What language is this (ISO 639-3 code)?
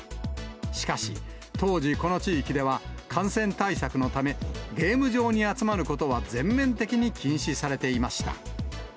jpn